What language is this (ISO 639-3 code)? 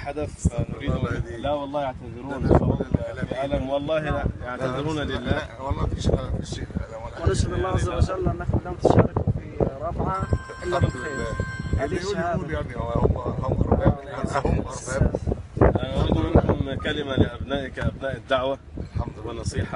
ara